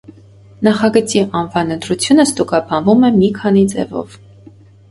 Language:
Armenian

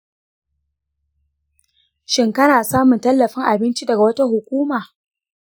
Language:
Hausa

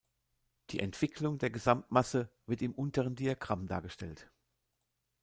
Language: German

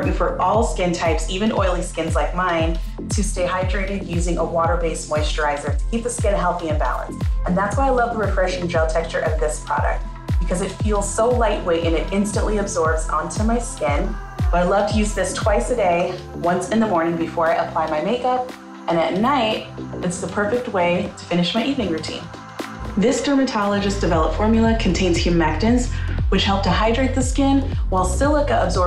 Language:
English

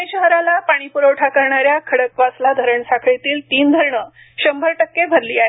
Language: Marathi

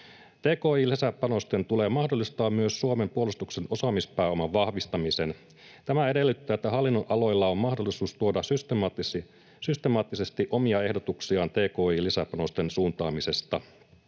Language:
Finnish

